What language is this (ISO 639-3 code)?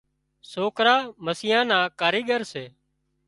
kxp